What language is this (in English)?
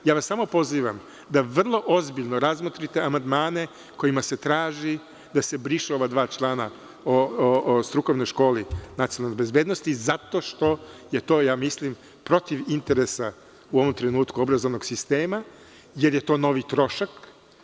Serbian